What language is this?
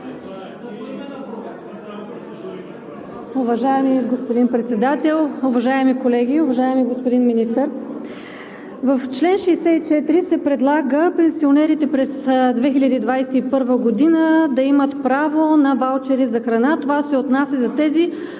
Bulgarian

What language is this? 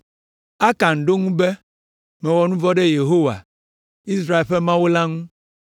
Ewe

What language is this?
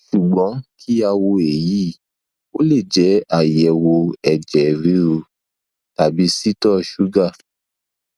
Yoruba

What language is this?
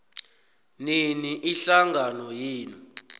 South Ndebele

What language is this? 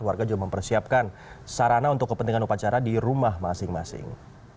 Indonesian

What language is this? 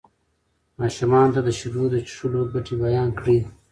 Pashto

